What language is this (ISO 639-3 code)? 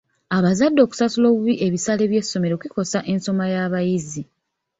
lug